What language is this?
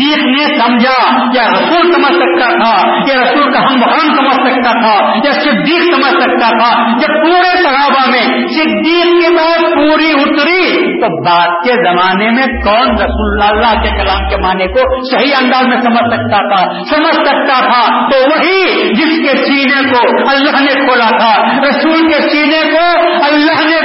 Urdu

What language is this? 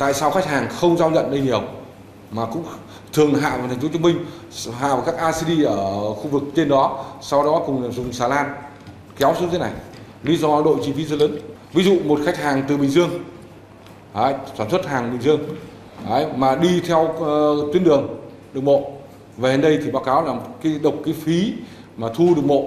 Vietnamese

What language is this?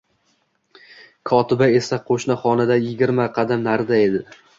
Uzbek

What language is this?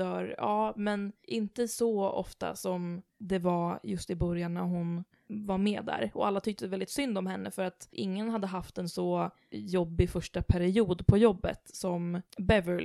Swedish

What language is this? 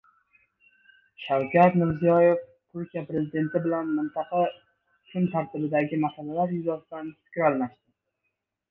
Uzbek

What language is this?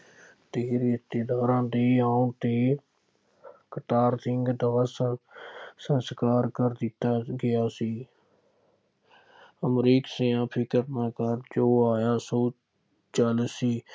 Punjabi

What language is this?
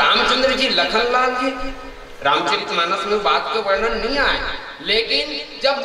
Hindi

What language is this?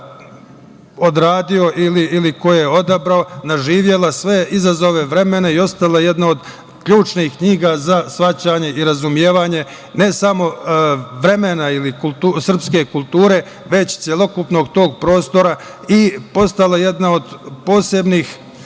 Serbian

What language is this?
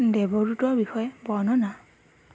Assamese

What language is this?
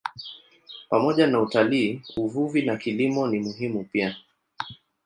Swahili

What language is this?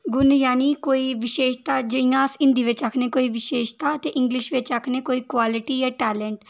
Dogri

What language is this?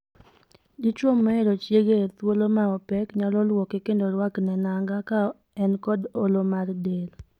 Luo (Kenya and Tanzania)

